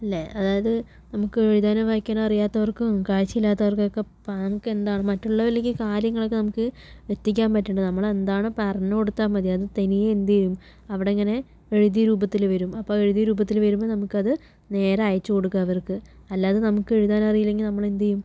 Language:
Malayalam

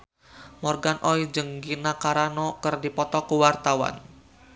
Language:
Sundanese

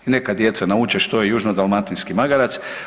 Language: Croatian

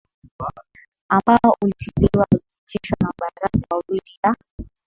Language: Swahili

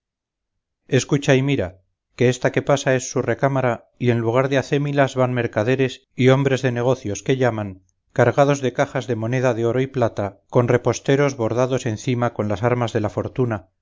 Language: Spanish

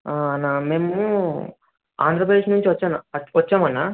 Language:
Telugu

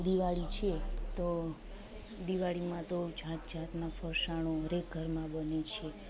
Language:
Gujarati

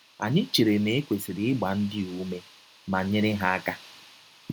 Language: Igbo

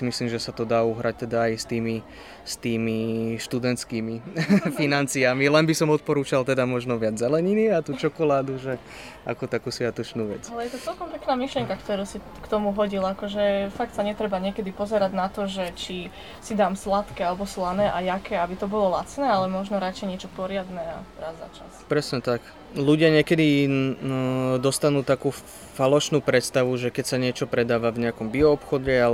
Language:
Slovak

